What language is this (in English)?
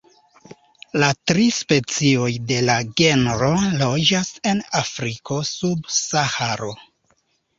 Esperanto